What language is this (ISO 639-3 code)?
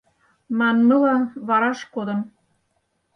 chm